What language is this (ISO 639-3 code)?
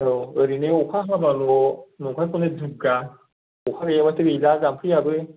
brx